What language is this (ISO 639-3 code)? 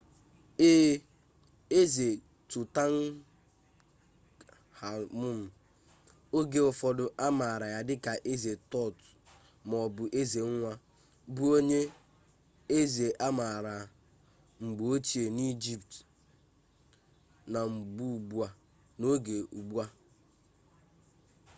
ibo